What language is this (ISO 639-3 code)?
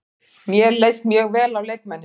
isl